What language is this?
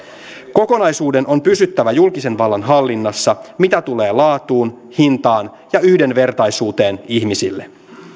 Finnish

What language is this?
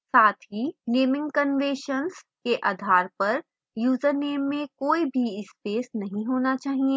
Hindi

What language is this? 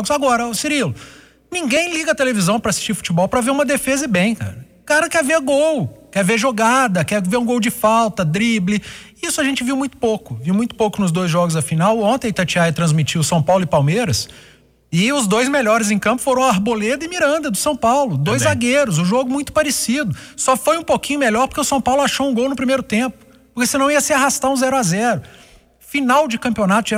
Portuguese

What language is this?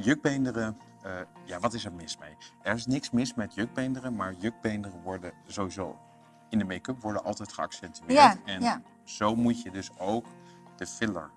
Dutch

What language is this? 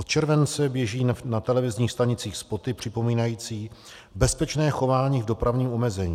Czech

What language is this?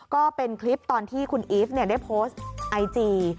Thai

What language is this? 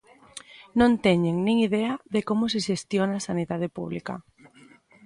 Galician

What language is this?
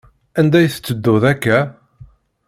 Kabyle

